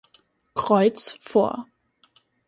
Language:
German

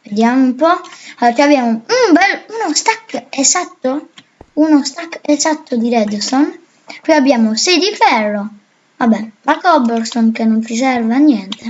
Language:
Italian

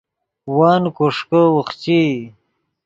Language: Yidgha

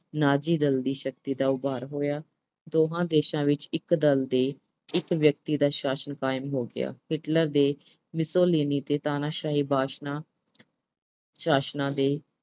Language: Punjabi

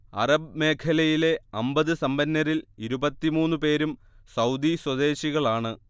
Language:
Malayalam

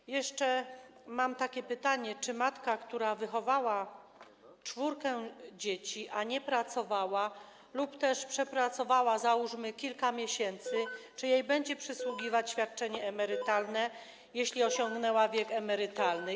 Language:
Polish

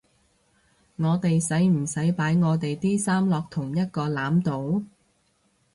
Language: Cantonese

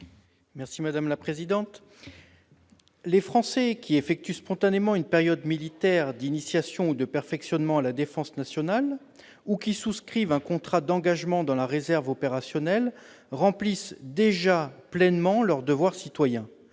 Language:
French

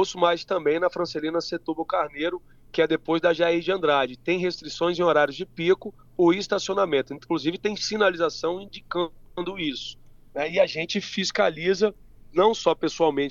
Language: Portuguese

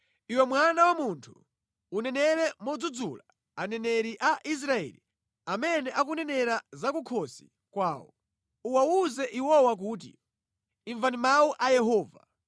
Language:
Nyanja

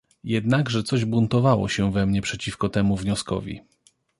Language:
Polish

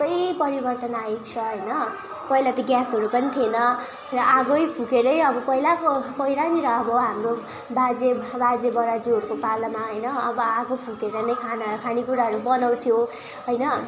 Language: Nepali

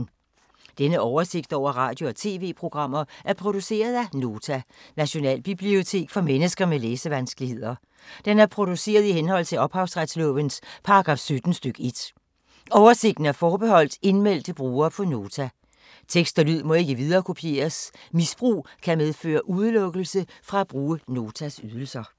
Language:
Danish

